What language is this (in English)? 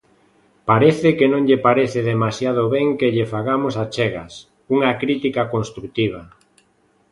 Galician